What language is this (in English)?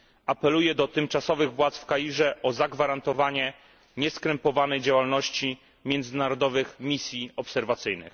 Polish